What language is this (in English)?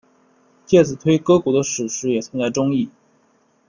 Chinese